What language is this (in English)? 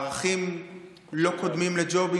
Hebrew